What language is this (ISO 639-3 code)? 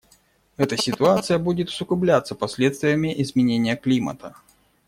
rus